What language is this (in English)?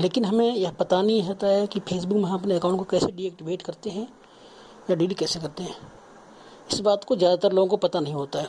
Hindi